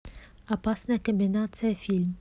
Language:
Russian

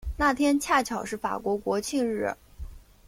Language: Chinese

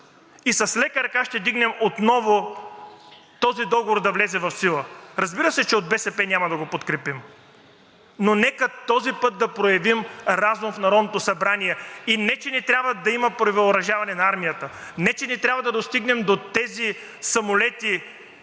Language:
Bulgarian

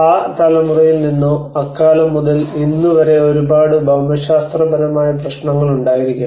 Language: Malayalam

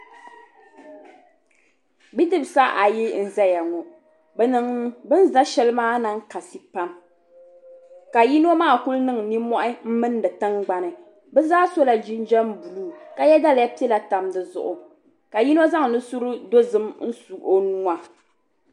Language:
Dagbani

